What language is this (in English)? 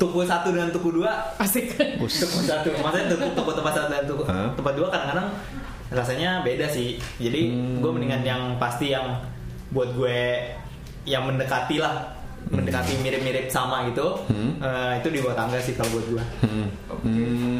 Indonesian